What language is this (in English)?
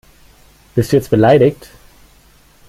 German